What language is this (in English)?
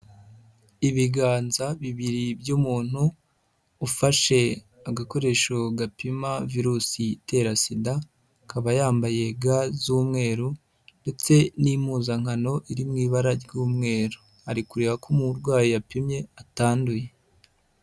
Kinyarwanda